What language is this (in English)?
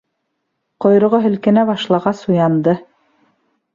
Bashkir